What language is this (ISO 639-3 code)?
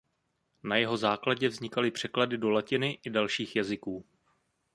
ces